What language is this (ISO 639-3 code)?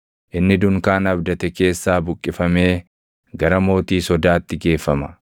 orm